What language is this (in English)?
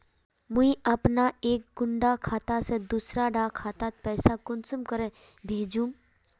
Magahi